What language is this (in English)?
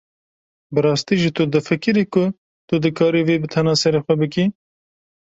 Kurdish